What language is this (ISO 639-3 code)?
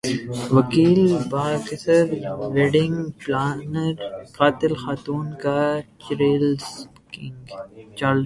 urd